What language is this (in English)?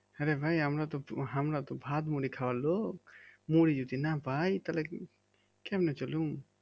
Bangla